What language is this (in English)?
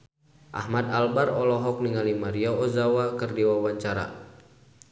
Sundanese